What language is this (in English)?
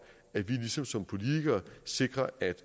Danish